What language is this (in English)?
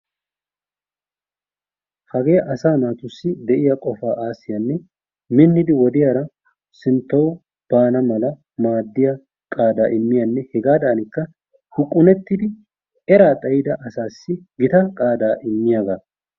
Wolaytta